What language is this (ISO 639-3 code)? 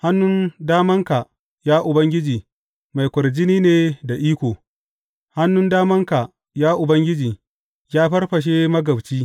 hau